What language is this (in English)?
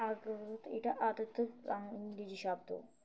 Bangla